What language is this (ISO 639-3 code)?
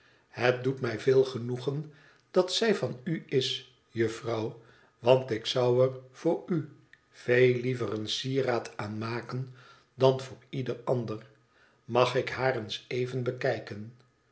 nld